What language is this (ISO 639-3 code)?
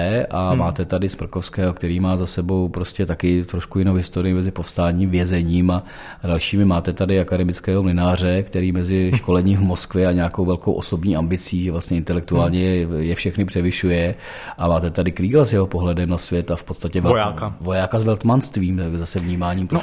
ces